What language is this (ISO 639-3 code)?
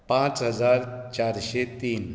kok